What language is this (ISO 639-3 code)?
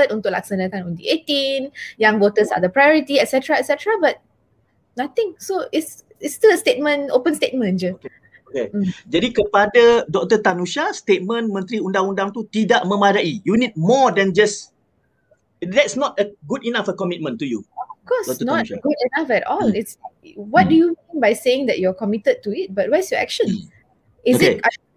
msa